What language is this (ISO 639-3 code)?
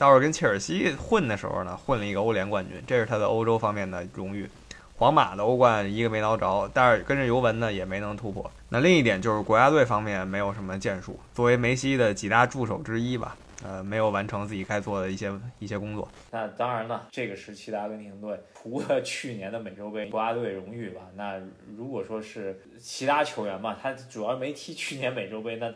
zho